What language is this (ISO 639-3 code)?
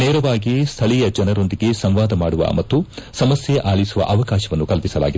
kan